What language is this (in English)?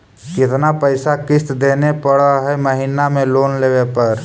Magahi